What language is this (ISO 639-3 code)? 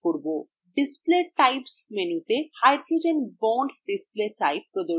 ben